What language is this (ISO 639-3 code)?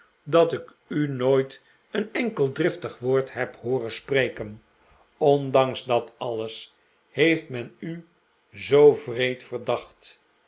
nld